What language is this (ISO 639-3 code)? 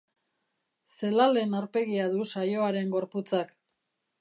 eus